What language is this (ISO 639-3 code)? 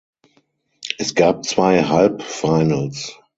deu